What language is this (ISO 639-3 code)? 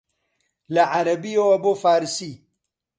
ckb